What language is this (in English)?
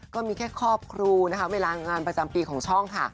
Thai